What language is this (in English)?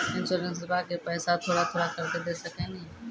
Maithili